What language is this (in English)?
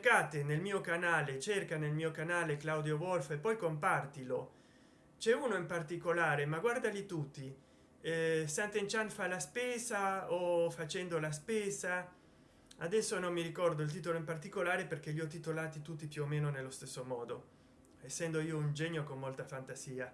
Italian